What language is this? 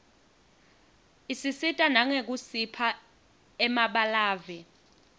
Swati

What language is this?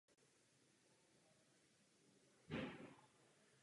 Czech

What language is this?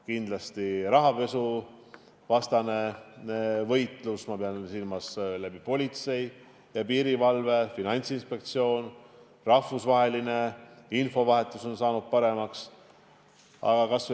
Estonian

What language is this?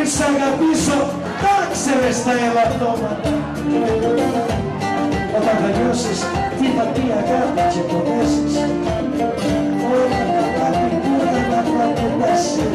Greek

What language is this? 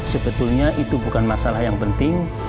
Indonesian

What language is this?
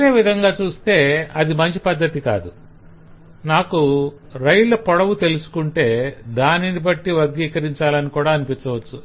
Telugu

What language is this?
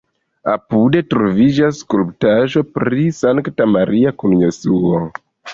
Esperanto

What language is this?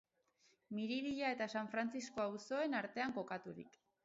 Basque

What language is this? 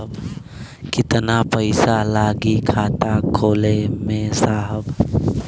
Bhojpuri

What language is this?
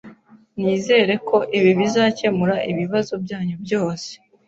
Kinyarwanda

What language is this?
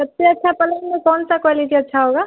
Urdu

